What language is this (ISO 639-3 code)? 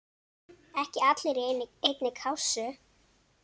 isl